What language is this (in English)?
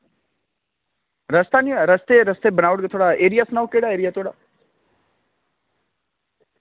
Dogri